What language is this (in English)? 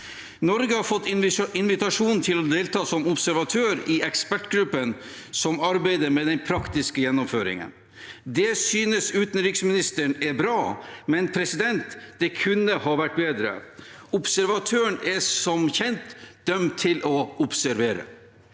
Norwegian